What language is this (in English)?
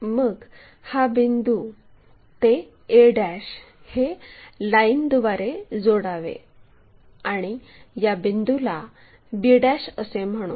Marathi